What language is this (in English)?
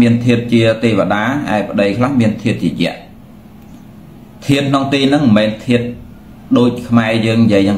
Vietnamese